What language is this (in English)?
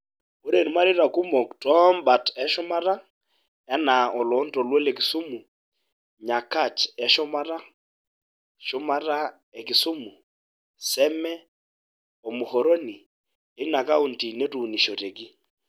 Masai